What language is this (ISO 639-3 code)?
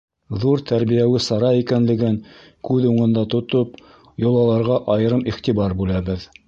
bak